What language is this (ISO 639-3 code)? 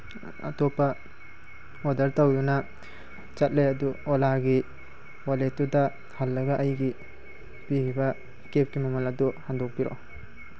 mni